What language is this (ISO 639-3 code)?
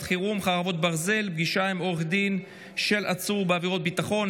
heb